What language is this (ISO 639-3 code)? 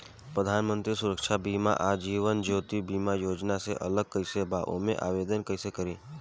bho